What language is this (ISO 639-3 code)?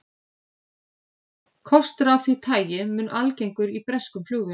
isl